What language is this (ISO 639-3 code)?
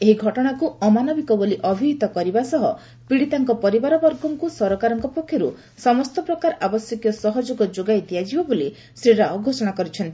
ori